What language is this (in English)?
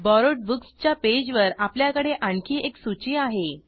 Marathi